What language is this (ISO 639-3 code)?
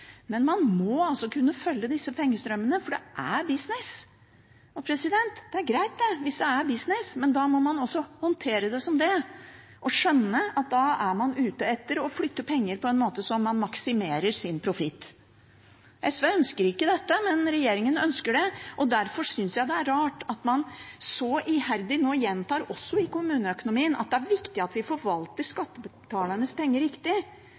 nob